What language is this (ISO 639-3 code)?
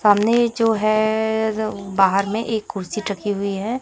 hin